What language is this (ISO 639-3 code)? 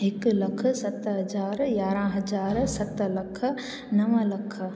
snd